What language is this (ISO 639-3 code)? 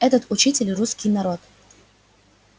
rus